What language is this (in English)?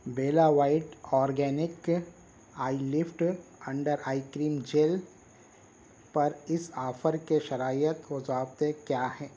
Urdu